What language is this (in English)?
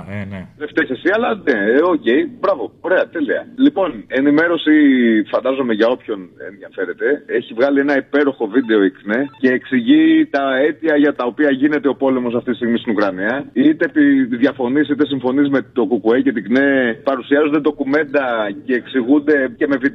Greek